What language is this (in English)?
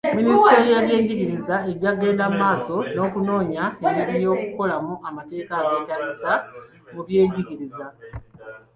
Ganda